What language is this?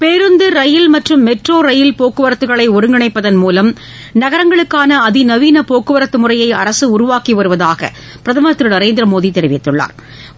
Tamil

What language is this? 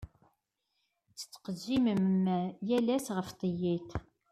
Kabyle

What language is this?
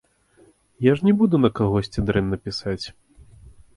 Belarusian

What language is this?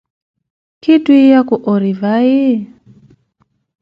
Koti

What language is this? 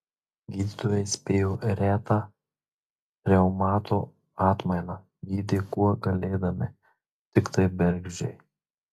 Lithuanian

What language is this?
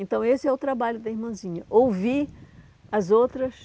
Portuguese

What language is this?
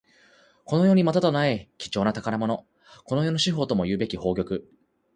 Japanese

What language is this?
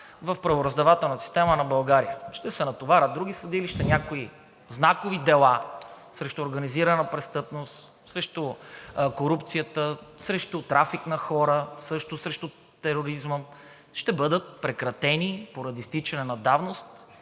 Bulgarian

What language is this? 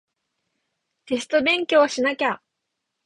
Japanese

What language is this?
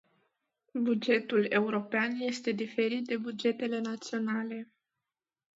Romanian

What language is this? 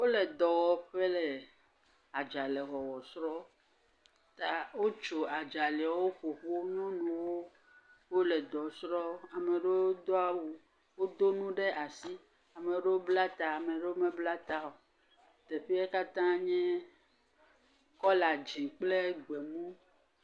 Ewe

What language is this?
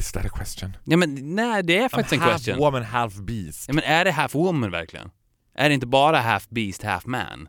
Swedish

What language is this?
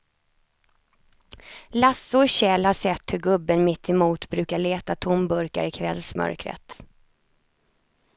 Swedish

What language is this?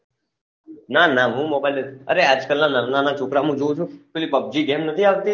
Gujarati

